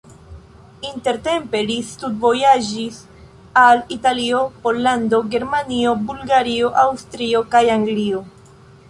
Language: Esperanto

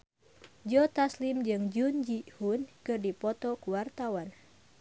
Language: Sundanese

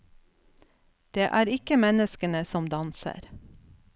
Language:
Norwegian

